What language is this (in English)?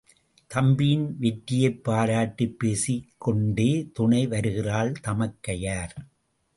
Tamil